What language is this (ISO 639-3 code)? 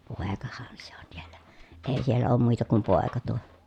fin